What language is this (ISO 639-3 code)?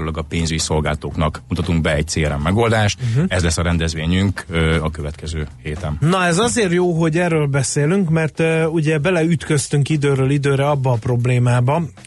hun